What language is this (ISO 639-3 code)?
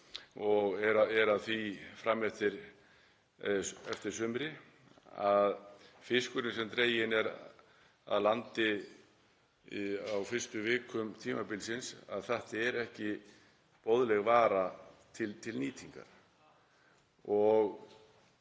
isl